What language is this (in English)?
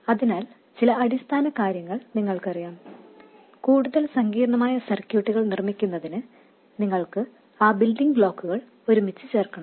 Malayalam